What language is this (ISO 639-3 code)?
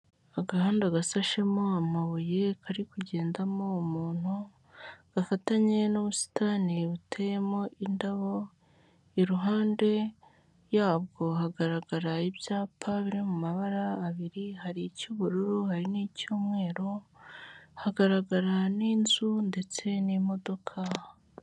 kin